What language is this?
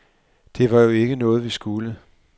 Danish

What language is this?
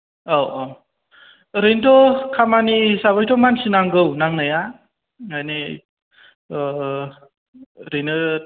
Bodo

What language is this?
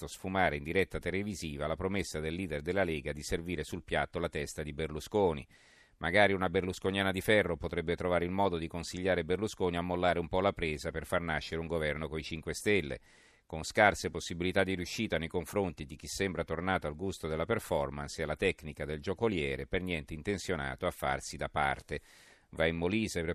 Italian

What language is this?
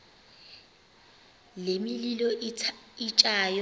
Xhosa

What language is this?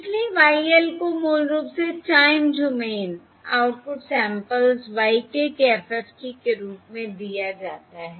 Hindi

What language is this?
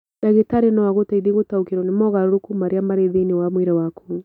Kikuyu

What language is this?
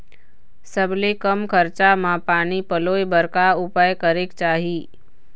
Chhattisgarhi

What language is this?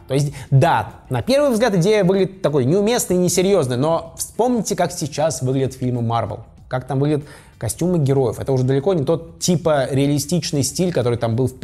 Russian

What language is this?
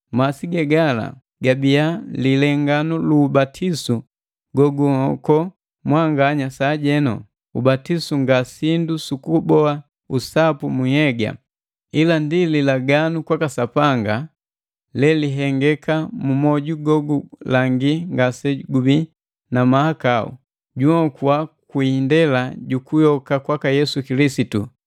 Matengo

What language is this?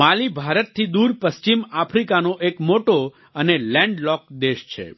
Gujarati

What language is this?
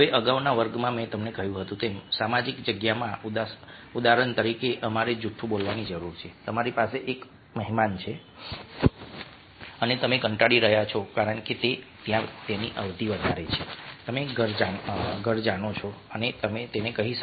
Gujarati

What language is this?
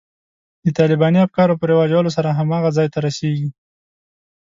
Pashto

